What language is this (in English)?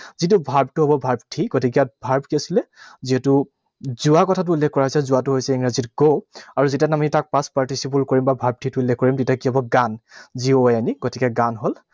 Assamese